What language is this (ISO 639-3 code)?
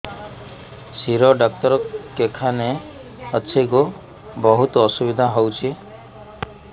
ori